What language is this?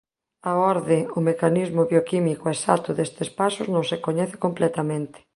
Galician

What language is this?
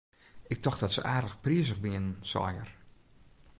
Western Frisian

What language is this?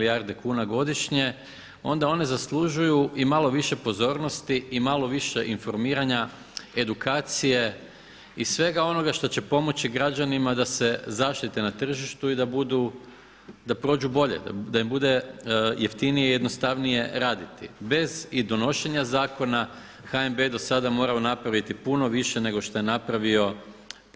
Croatian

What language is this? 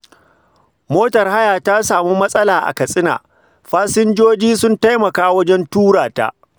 Hausa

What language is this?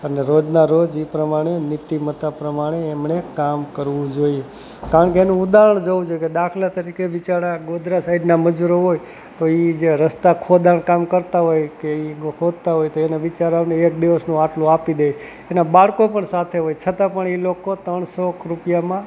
Gujarati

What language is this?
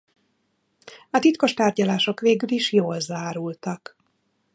Hungarian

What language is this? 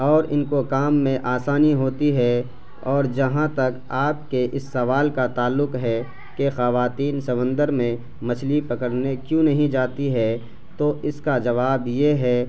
Urdu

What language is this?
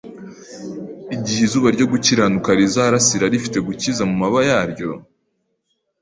Kinyarwanda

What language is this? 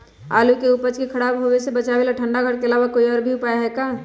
Magahi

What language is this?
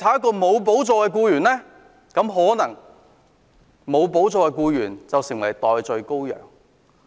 Cantonese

